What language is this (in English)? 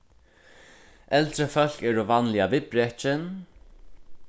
Faroese